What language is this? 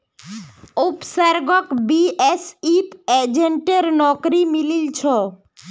Magahi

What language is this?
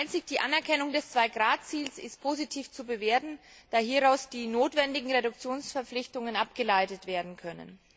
German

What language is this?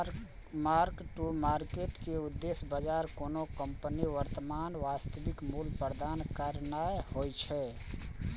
Maithili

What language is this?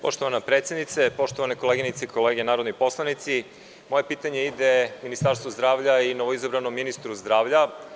Serbian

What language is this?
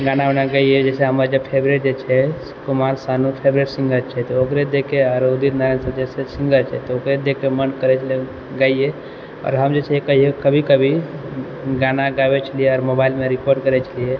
Maithili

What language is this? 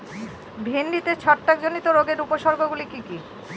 Bangla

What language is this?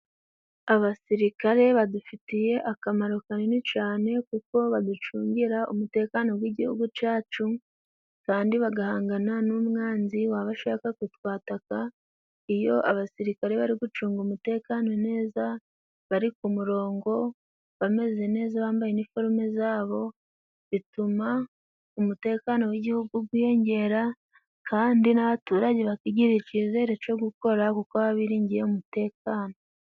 Kinyarwanda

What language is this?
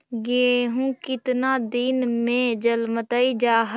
Magahi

